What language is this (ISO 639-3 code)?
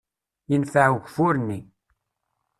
kab